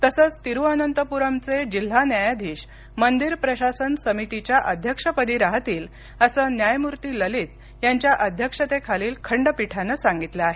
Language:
Marathi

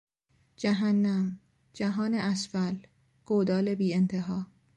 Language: Persian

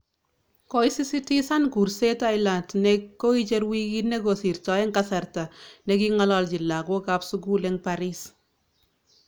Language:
Kalenjin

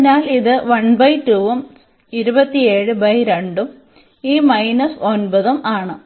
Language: Malayalam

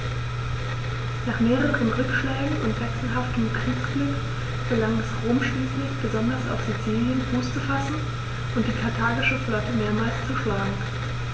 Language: German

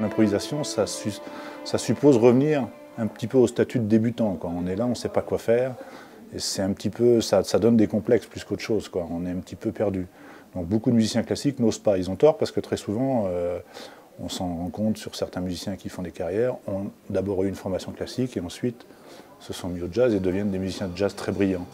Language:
French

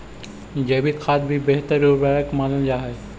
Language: Magahi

